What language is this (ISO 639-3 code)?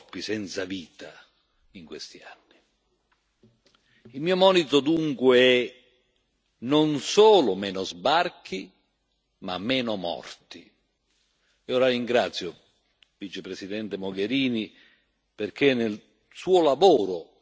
ita